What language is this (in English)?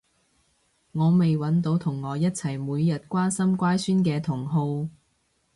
Cantonese